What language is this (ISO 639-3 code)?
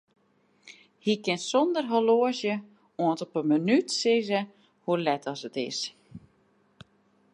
fry